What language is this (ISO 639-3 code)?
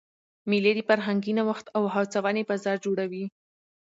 pus